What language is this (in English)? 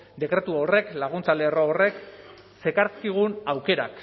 Basque